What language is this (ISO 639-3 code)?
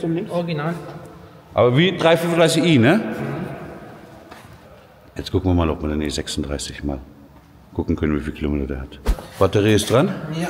deu